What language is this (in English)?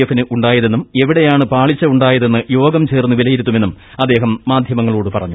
Malayalam